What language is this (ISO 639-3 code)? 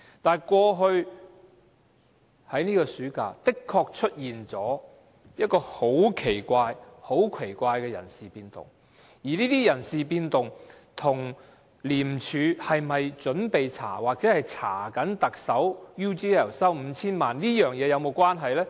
yue